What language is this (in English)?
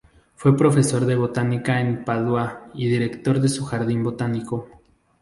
Spanish